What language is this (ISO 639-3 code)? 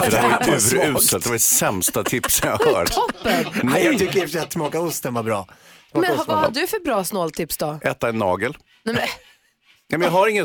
swe